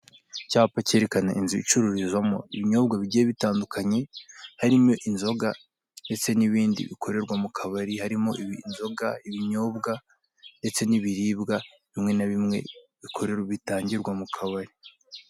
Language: Kinyarwanda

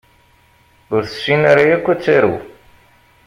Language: Kabyle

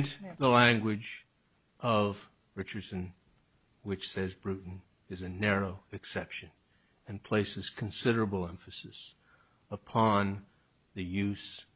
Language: English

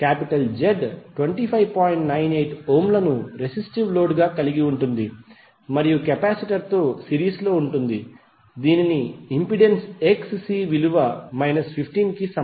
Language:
Telugu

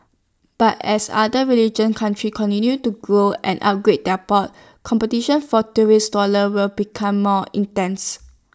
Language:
English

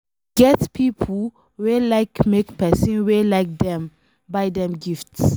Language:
Nigerian Pidgin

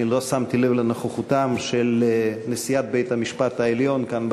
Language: Hebrew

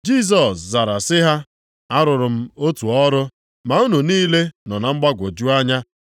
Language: Igbo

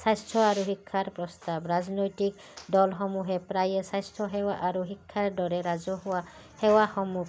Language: Assamese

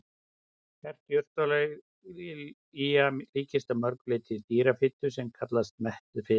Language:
Icelandic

